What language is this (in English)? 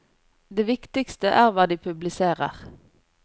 Norwegian